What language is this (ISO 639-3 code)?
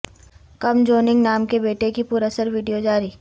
urd